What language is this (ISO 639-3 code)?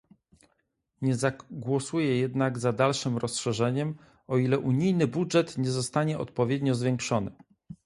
pol